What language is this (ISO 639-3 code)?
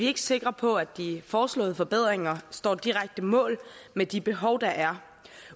dan